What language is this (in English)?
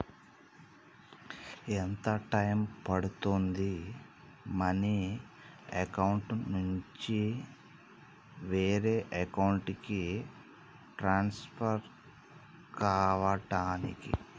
Telugu